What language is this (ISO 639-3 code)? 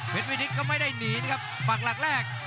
tha